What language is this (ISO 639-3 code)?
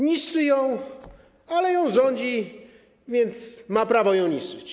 pol